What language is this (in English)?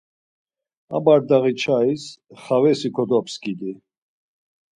Laz